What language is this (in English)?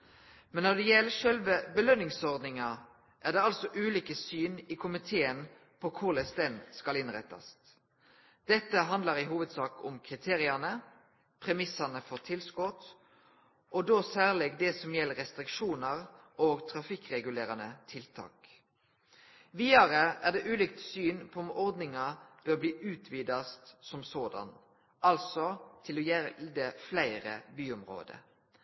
Norwegian Nynorsk